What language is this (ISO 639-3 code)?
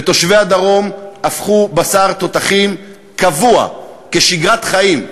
heb